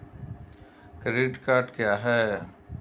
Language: Hindi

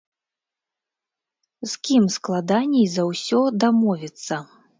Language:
Belarusian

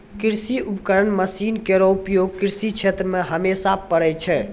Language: Maithili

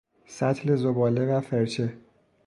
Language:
Persian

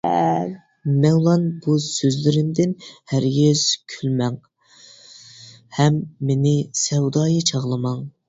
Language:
Uyghur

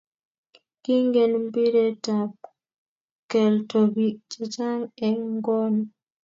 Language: Kalenjin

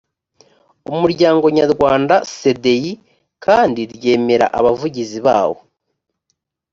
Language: Kinyarwanda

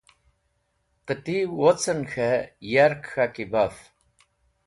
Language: Wakhi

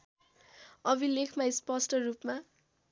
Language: Nepali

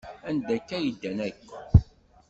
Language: Kabyle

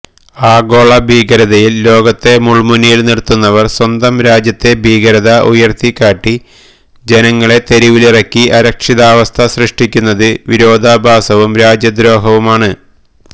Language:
Malayalam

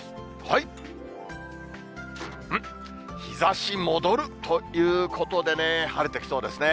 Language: Japanese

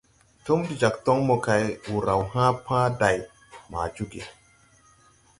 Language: Tupuri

